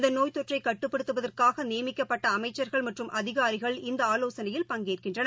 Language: Tamil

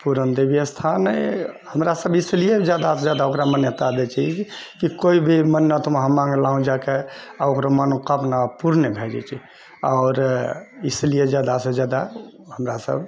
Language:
Maithili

